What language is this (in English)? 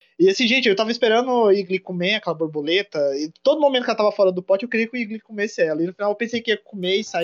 Portuguese